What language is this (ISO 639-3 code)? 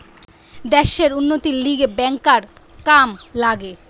ben